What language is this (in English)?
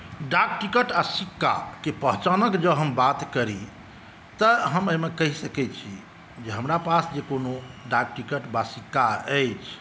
Maithili